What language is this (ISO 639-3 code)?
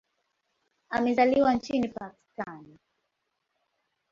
swa